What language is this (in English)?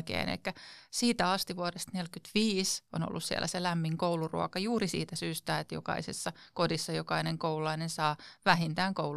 Finnish